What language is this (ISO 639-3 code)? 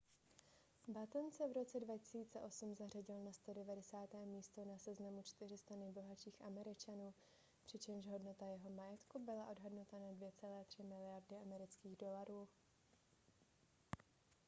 ces